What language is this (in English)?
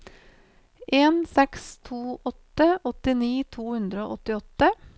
Norwegian